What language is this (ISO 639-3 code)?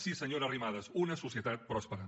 cat